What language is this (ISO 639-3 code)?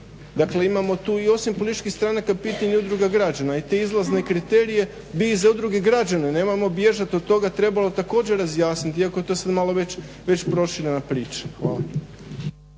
hrv